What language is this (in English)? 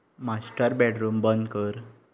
Konkani